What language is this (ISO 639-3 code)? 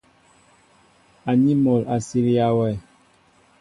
mbo